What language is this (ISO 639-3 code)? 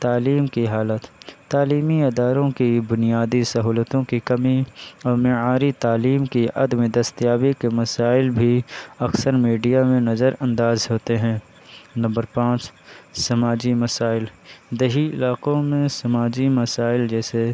urd